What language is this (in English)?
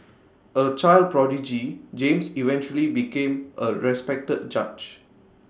English